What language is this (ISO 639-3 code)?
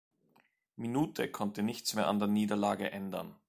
deu